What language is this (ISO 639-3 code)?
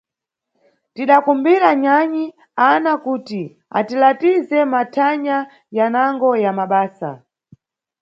nyu